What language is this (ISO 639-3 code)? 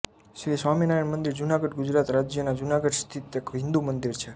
guj